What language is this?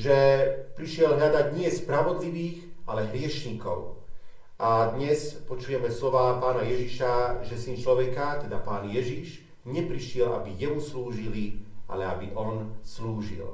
Slovak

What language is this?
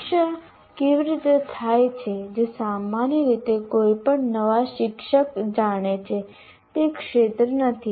Gujarati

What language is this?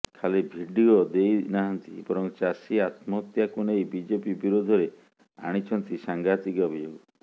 Odia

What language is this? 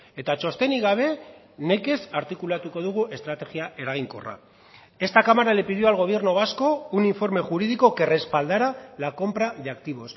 Spanish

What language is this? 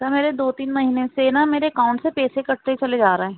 Urdu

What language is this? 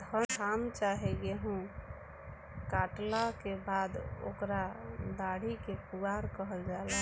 Bhojpuri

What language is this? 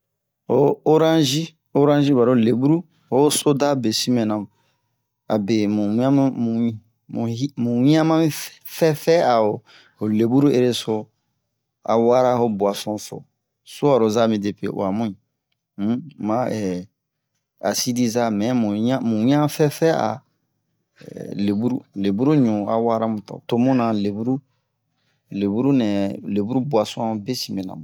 Bomu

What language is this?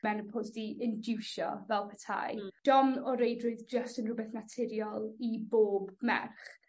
Welsh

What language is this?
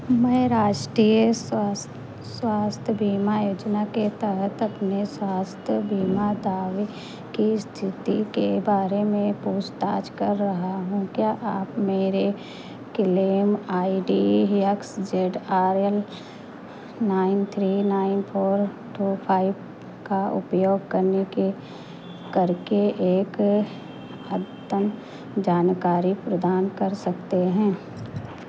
Hindi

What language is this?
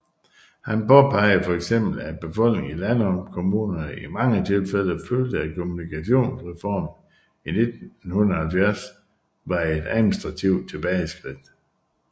Danish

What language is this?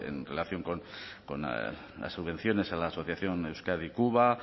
Spanish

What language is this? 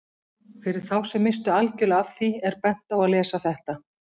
Icelandic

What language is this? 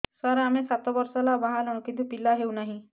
Odia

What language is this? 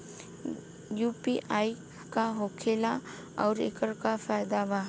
Bhojpuri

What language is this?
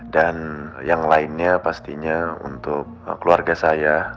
Indonesian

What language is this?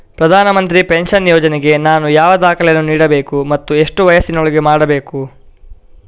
Kannada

